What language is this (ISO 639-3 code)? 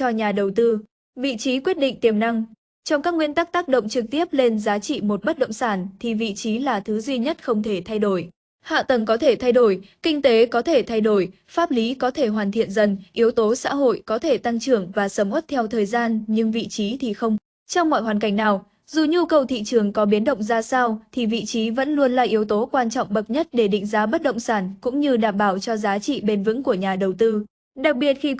vie